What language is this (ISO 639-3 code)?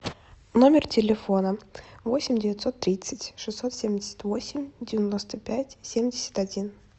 rus